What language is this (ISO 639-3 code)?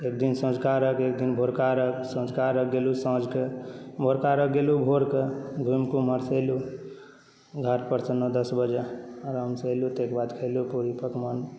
mai